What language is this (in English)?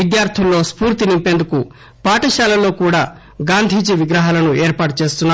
Telugu